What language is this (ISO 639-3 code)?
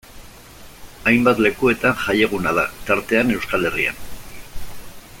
eus